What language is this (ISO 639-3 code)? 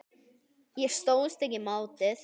isl